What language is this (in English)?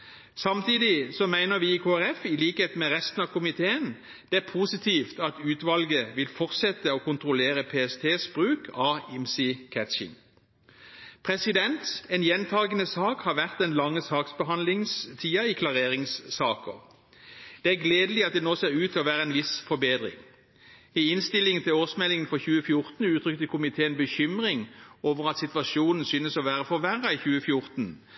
Norwegian Bokmål